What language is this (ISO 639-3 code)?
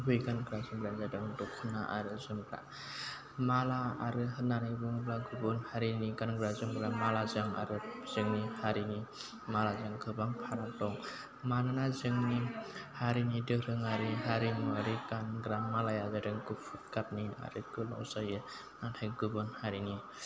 brx